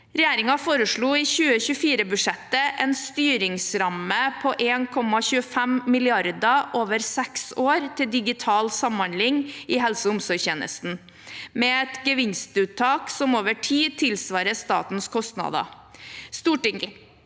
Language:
Norwegian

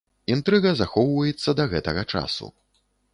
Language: Belarusian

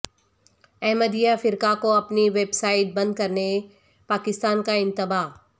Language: Urdu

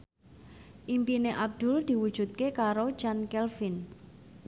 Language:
Javanese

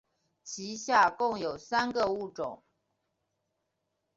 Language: Chinese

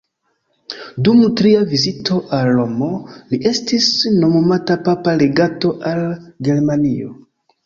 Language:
Esperanto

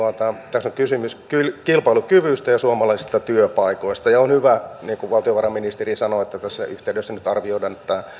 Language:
Finnish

